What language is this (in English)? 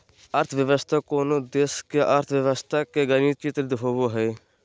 Magahi